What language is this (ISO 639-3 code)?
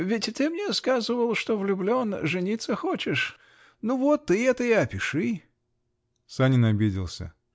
rus